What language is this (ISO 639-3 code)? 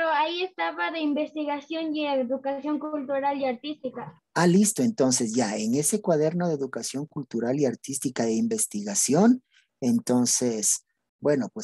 spa